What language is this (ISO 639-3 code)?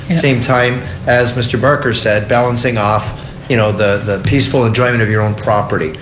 eng